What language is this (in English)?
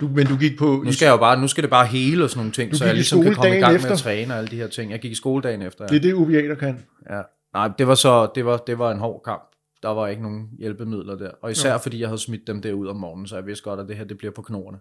Danish